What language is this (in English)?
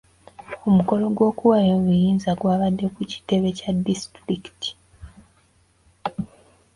Ganda